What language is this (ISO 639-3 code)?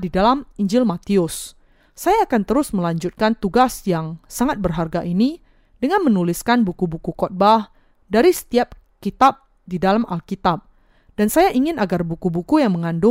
ind